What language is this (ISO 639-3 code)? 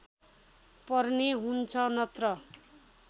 nep